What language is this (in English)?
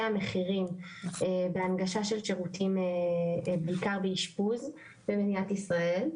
Hebrew